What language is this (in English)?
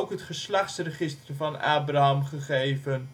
Dutch